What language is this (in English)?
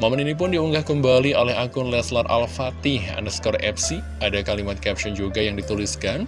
Indonesian